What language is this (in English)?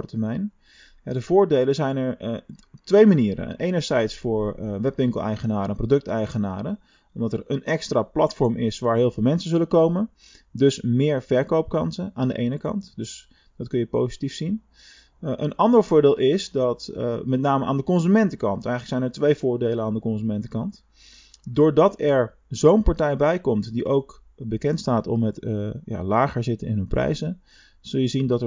Dutch